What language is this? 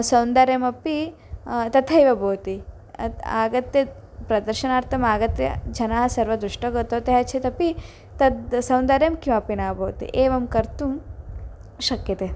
Sanskrit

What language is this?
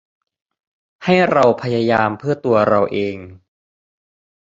Thai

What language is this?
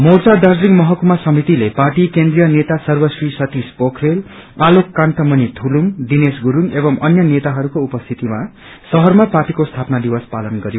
Nepali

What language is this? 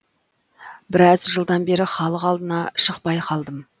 Kazakh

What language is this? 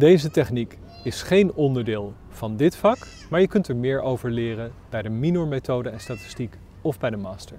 Dutch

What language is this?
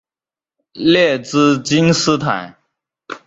Chinese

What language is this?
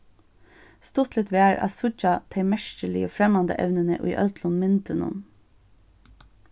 Faroese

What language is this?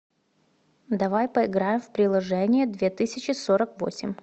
Russian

